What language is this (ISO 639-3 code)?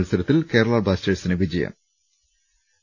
mal